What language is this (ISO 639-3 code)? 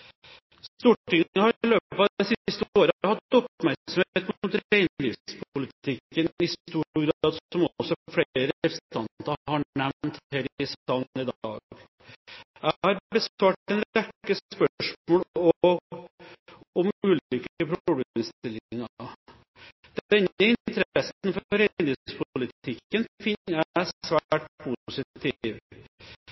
nob